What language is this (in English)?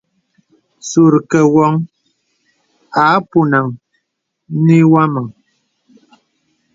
Bebele